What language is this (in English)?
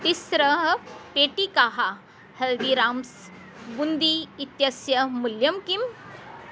Sanskrit